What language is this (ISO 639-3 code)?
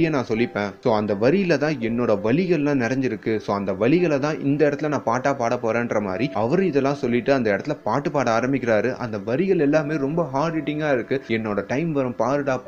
tam